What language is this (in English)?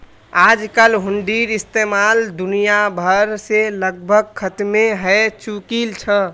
Magahi